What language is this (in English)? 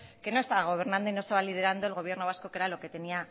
Spanish